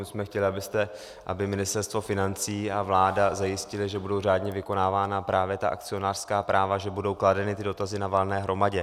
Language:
Czech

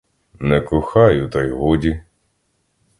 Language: Ukrainian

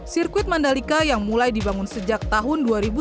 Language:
Indonesian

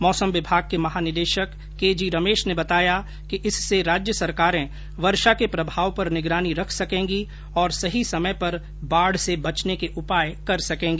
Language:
Hindi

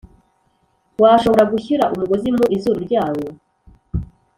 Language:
Kinyarwanda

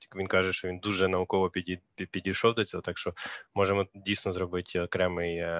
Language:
Ukrainian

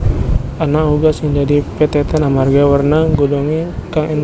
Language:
Javanese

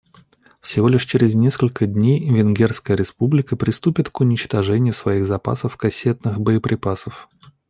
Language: Russian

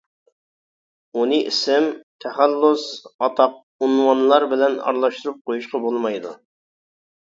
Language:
Uyghur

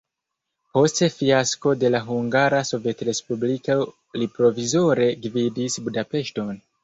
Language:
Esperanto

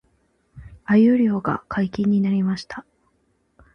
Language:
Japanese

